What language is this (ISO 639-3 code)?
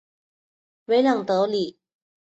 zho